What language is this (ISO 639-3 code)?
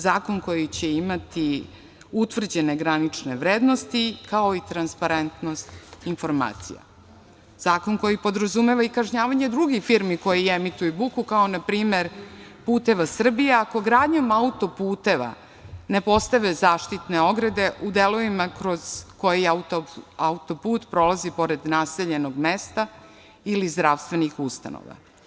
srp